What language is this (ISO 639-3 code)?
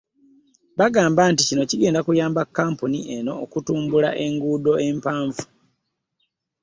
lug